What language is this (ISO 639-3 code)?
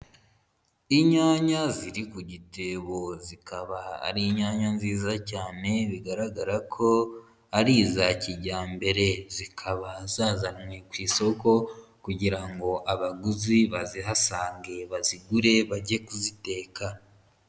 kin